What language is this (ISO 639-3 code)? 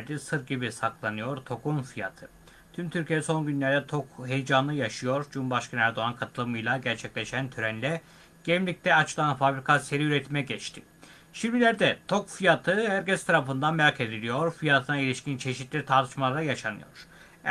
tur